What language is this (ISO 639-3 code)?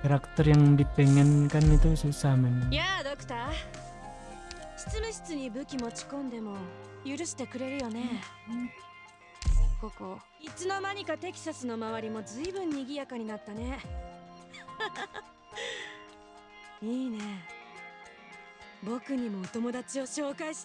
ind